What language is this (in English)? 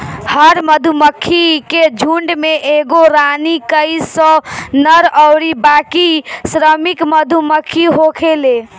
Bhojpuri